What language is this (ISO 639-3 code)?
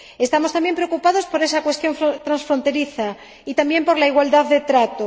spa